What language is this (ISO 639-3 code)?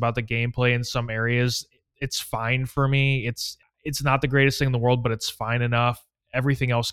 eng